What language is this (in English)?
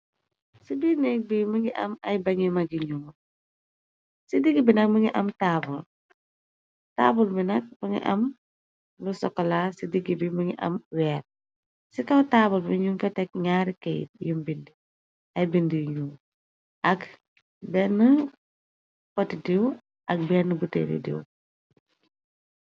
Wolof